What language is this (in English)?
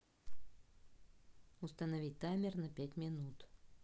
Russian